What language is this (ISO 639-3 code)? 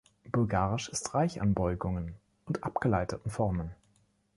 deu